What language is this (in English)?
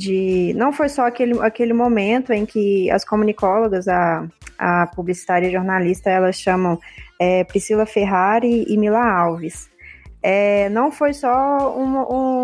Portuguese